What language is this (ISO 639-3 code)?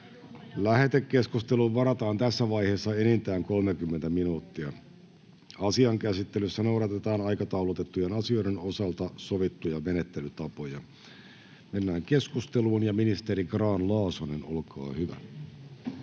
fin